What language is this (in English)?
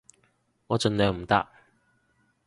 Cantonese